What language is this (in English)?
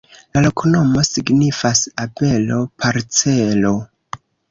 Esperanto